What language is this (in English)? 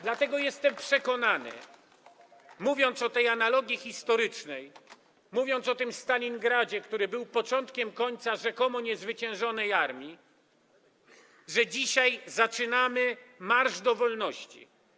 Polish